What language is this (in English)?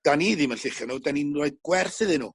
Welsh